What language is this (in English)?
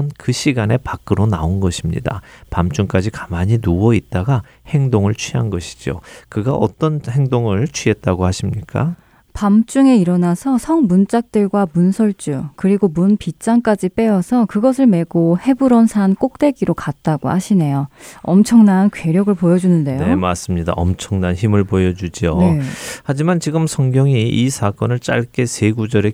Korean